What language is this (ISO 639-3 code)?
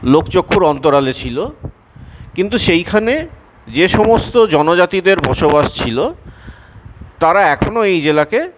ben